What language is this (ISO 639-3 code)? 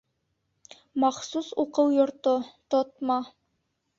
bak